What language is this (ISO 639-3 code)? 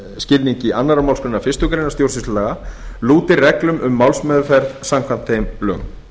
isl